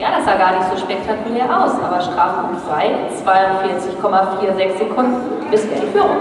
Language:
German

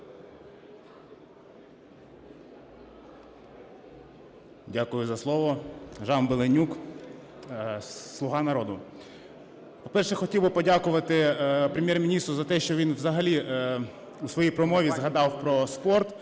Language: Ukrainian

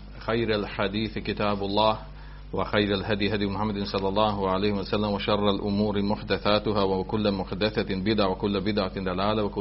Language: Croatian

